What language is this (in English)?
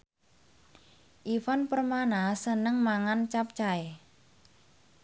Javanese